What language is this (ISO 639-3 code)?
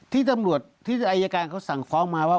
tha